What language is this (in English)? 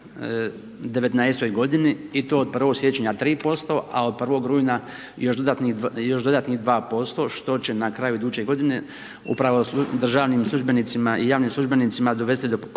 Croatian